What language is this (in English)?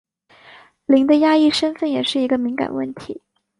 Chinese